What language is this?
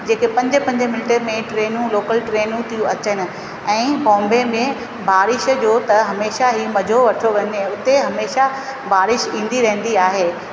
Sindhi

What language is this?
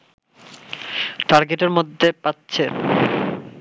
Bangla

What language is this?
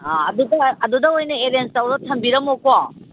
Manipuri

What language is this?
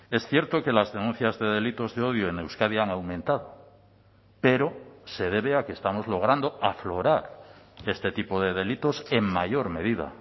Spanish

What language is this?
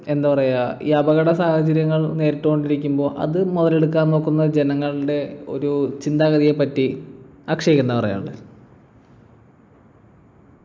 Malayalam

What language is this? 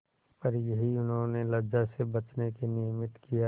Hindi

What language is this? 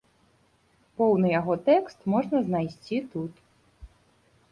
Belarusian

